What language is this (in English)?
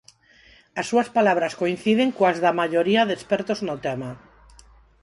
Galician